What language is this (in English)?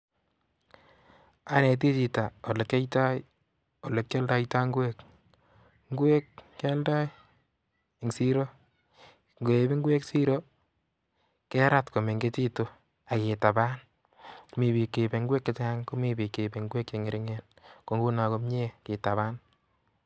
Kalenjin